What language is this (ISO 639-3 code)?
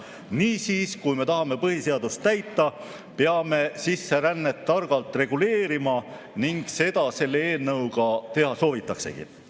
est